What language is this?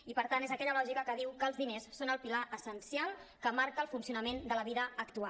Catalan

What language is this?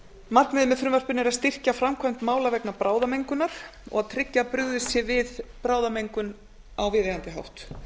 Icelandic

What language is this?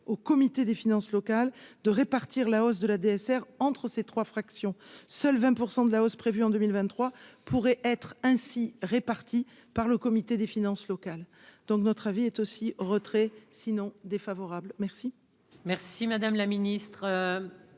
French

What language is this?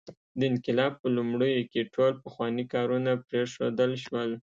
Pashto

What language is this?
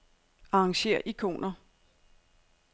Danish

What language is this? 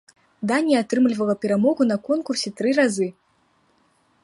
Belarusian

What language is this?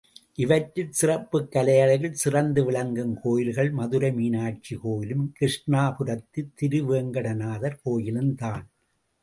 Tamil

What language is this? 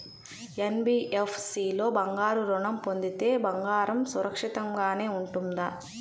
Telugu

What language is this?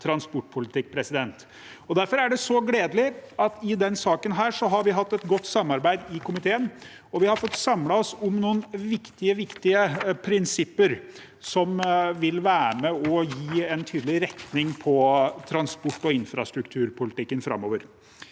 Norwegian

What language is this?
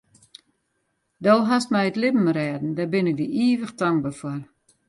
Western Frisian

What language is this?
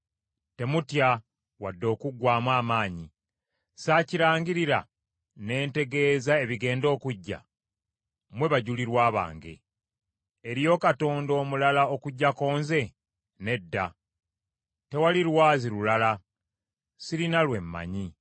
Ganda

